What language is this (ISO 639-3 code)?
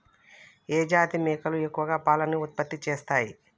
tel